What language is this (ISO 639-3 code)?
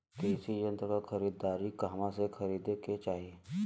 bho